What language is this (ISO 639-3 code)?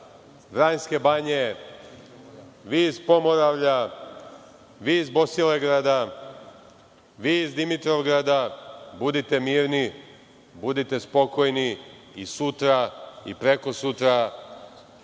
srp